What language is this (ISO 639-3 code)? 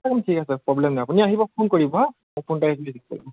asm